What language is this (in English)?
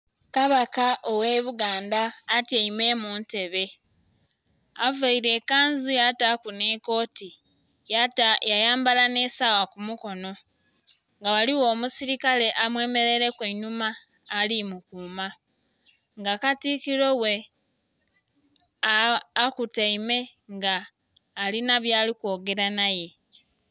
Soga